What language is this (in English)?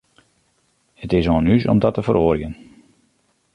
Western Frisian